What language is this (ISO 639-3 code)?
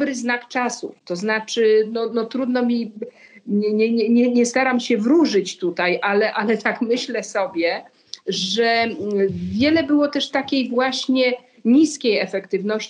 pol